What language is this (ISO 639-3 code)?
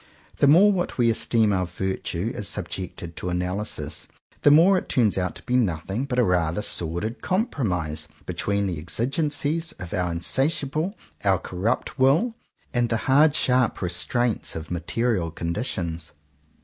eng